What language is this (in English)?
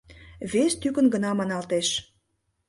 Mari